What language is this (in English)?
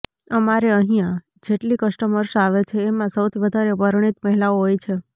Gujarati